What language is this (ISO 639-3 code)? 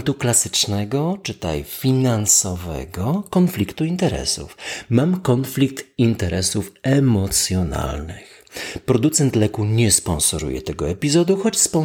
pol